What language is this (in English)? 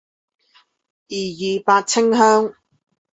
Chinese